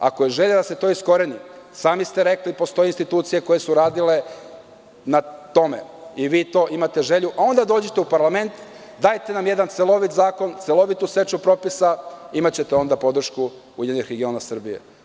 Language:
Serbian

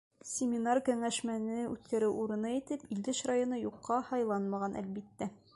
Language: Bashkir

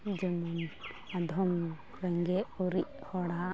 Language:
Santali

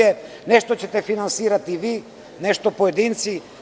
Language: Serbian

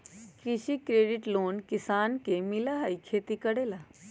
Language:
Magahi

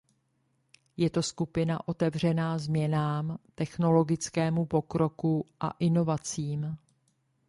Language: Czech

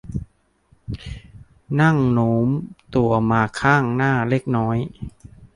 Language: Thai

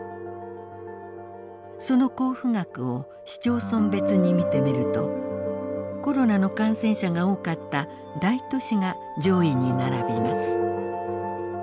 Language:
Japanese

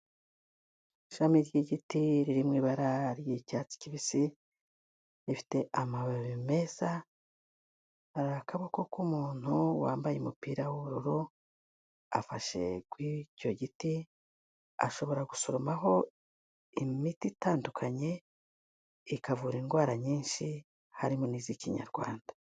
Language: Kinyarwanda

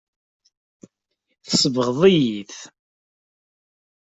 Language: Kabyle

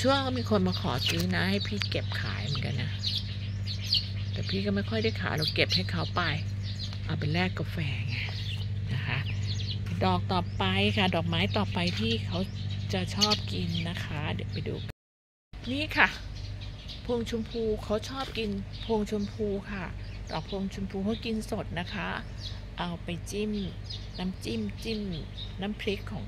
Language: Thai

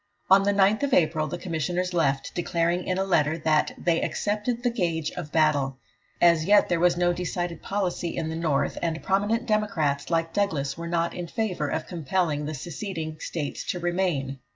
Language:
English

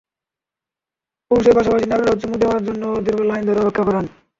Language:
Bangla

